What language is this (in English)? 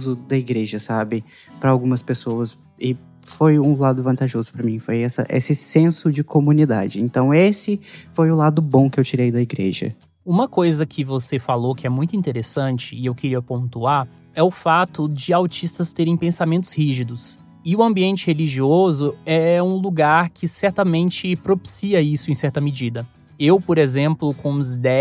Portuguese